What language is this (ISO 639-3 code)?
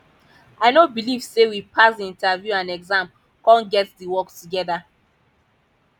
pcm